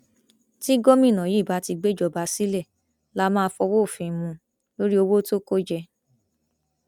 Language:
Yoruba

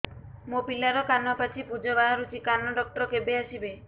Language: Odia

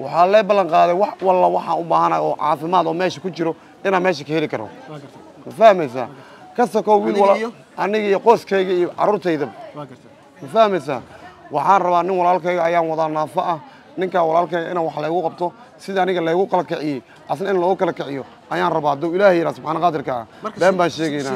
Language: Arabic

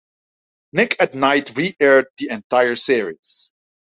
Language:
English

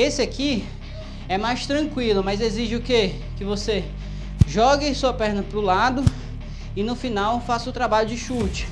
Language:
Portuguese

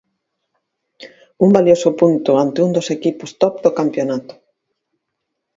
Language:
Galician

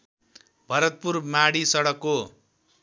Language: Nepali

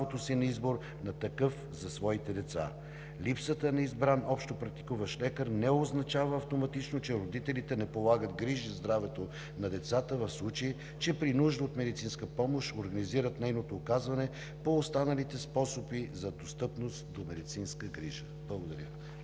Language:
Bulgarian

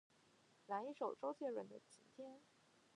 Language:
Chinese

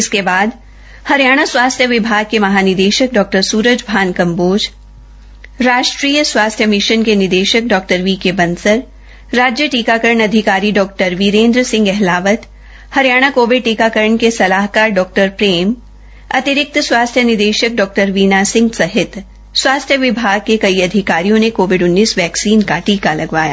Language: Hindi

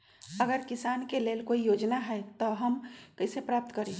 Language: Magahi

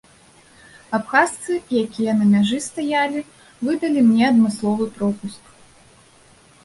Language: Belarusian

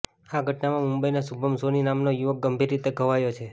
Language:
Gujarati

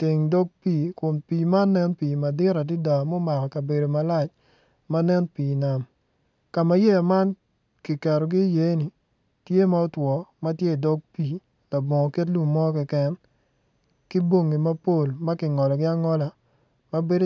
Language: Acoli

